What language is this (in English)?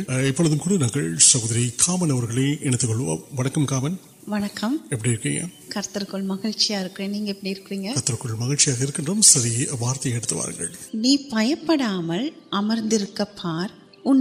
Urdu